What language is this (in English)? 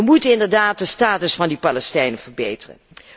Dutch